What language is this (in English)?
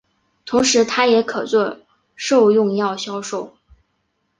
Chinese